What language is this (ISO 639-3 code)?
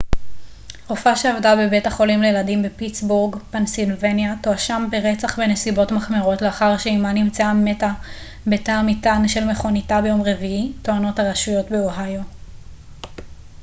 heb